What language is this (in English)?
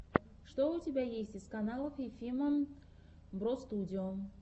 Russian